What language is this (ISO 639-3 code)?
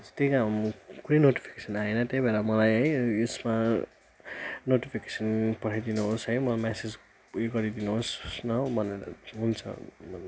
nep